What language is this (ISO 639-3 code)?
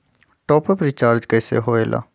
mag